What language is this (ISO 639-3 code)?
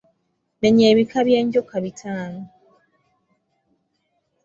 lug